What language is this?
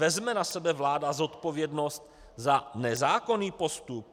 Czech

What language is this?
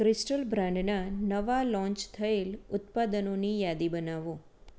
Gujarati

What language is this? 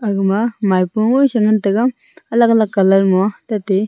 Wancho Naga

